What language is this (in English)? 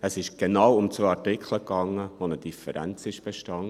Swiss German